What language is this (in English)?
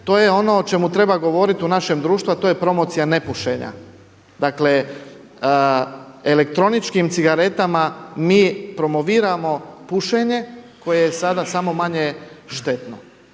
Croatian